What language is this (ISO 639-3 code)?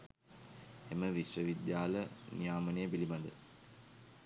sin